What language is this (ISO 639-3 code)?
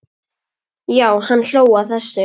isl